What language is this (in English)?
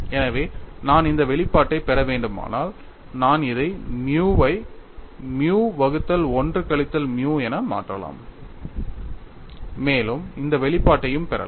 Tamil